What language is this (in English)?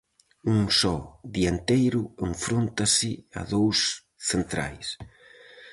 Galician